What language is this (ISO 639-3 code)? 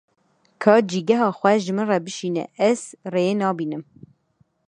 kur